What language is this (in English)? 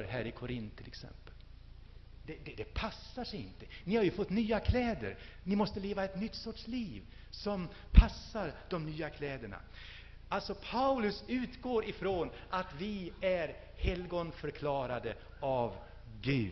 Swedish